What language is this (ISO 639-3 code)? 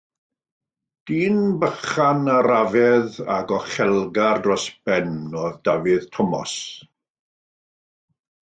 cym